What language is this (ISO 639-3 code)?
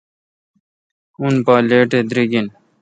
xka